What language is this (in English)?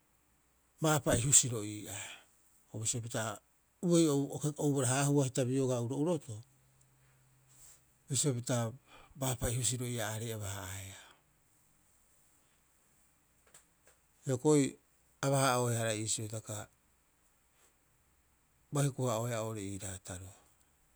Rapoisi